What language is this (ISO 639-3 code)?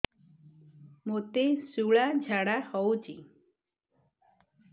ori